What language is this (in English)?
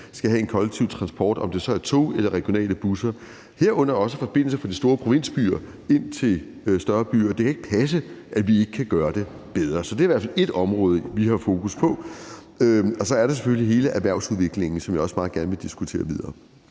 Danish